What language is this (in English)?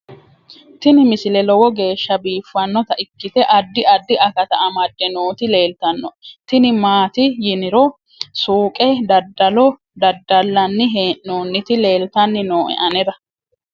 Sidamo